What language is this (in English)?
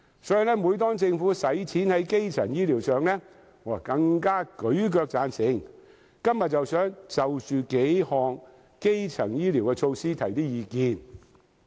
Cantonese